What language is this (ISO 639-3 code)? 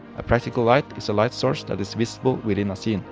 eng